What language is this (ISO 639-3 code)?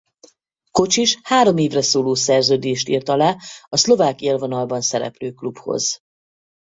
hun